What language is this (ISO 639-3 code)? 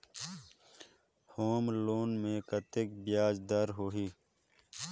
hne